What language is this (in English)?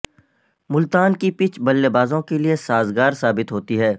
Urdu